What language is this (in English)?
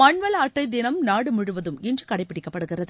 Tamil